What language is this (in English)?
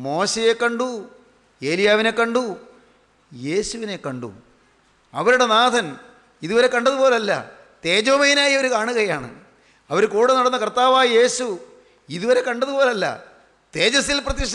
Hindi